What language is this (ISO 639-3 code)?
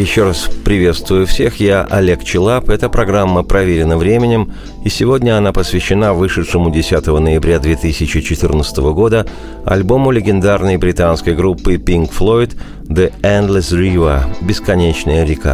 rus